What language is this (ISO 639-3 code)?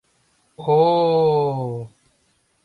chm